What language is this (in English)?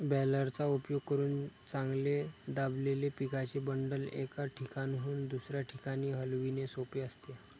Marathi